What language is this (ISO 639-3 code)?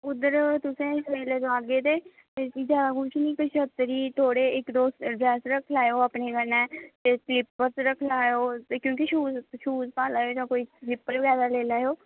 doi